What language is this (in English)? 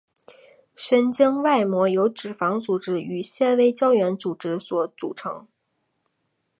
Chinese